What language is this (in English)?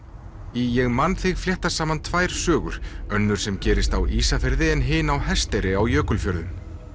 Icelandic